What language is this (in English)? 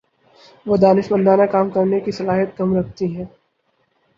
Urdu